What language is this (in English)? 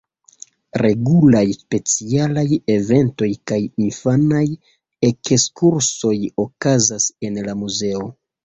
Esperanto